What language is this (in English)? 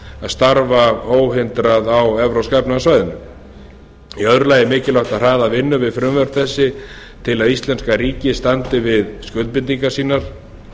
Icelandic